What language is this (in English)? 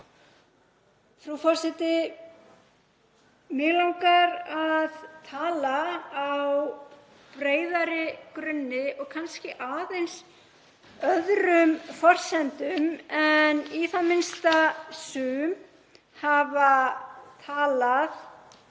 Icelandic